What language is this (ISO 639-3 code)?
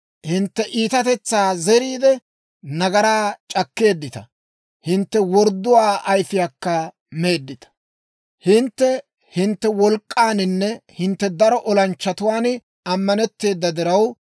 dwr